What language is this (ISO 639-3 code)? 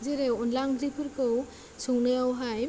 brx